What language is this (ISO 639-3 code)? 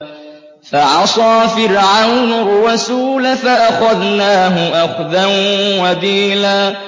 ara